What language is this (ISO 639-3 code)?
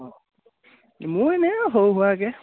asm